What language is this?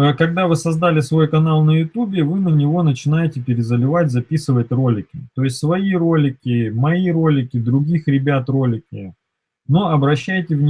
Russian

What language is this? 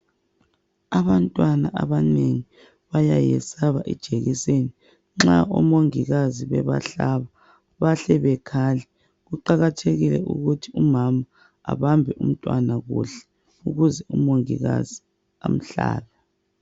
North Ndebele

